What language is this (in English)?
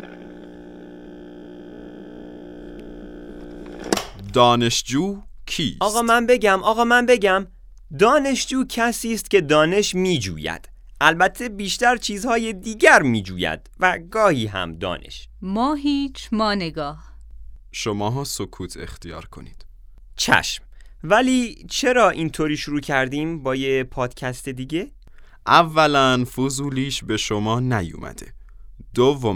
Persian